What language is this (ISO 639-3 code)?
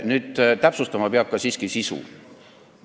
est